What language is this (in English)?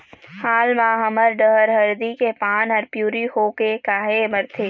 Chhattisgarhi